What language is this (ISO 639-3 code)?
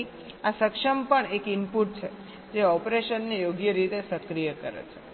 guj